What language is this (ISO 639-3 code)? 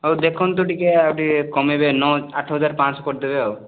ori